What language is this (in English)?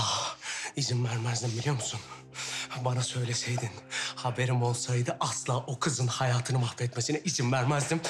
Turkish